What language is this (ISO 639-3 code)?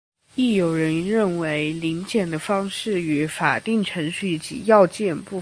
zho